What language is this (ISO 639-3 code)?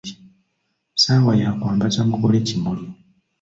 lug